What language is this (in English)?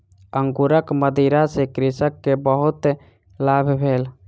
Maithili